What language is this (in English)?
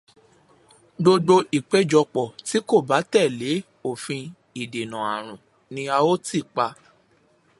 Yoruba